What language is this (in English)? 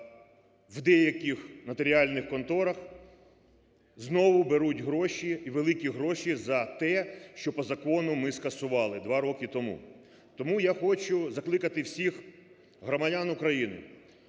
Ukrainian